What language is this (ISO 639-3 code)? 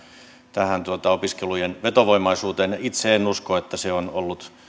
fin